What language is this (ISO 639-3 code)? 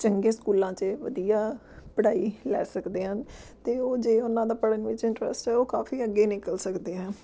pan